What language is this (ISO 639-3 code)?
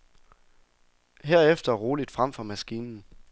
dan